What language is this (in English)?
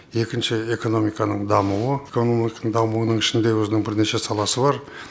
Kazakh